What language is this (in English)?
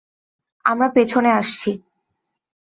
Bangla